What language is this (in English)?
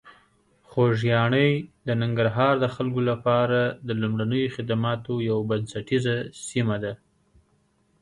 Pashto